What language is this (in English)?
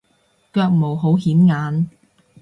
Cantonese